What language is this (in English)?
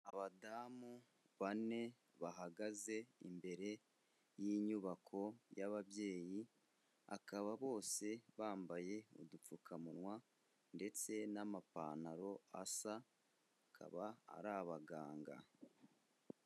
Kinyarwanda